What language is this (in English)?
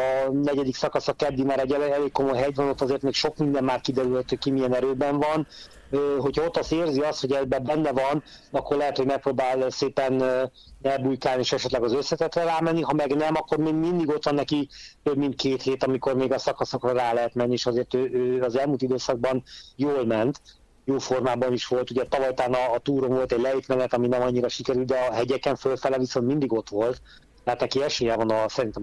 Hungarian